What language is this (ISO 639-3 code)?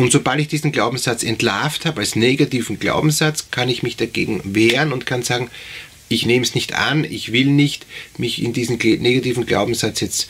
deu